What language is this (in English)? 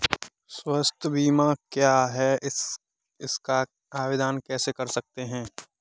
Hindi